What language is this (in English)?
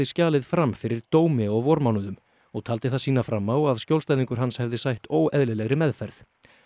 Icelandic